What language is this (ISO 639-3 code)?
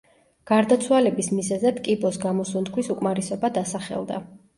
kat